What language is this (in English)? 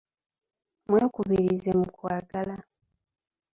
Ganda